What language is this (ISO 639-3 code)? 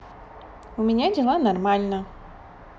rus